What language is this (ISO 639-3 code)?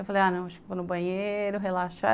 por